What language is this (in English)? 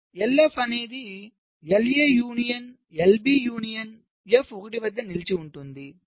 Telugu